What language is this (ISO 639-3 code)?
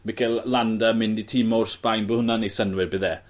cym